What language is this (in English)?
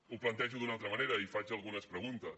Catalan